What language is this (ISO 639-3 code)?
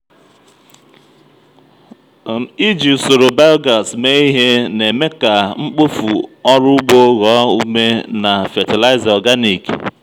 ibo